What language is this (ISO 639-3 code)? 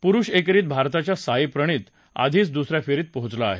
mar